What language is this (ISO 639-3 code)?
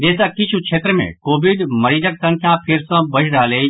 mai